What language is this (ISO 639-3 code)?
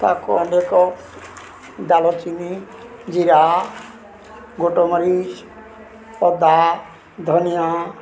ori